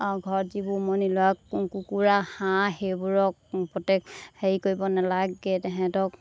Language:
Assamese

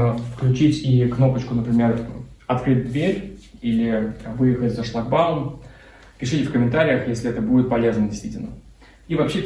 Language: Russian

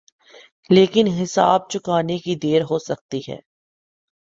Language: Urdu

